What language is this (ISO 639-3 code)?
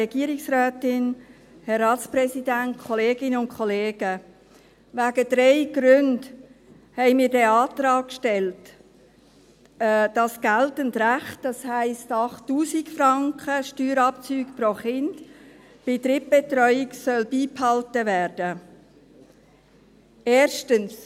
gsw